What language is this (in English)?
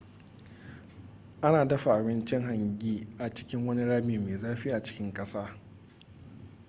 Hausa